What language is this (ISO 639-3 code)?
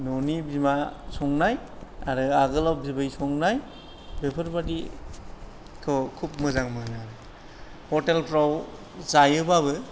brx